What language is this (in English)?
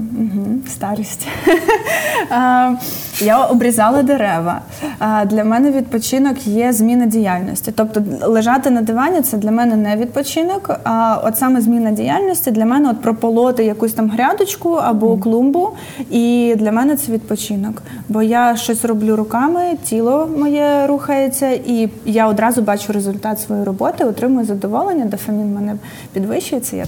Ukrainian